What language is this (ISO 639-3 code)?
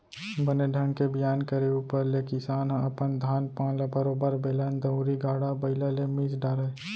hne